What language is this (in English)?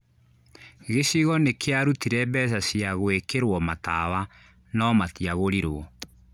Kikuyu